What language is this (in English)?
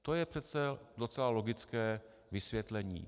Czech